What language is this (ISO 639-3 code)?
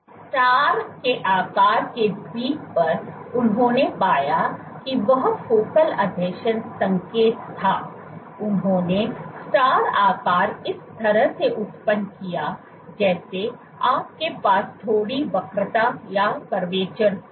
hin